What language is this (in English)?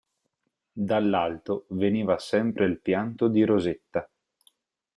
Italian